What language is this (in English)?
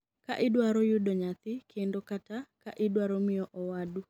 Luo (Kenya and Tanzania)